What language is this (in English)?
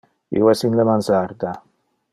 Interlingua